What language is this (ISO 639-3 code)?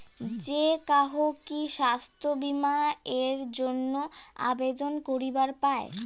ben